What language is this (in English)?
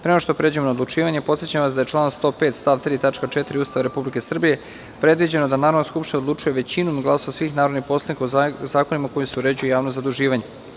Serbian